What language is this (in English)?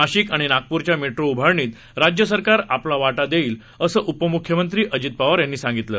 Marathi